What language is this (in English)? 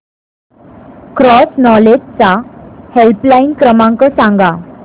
Marathi